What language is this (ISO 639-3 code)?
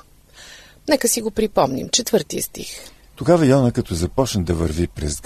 bul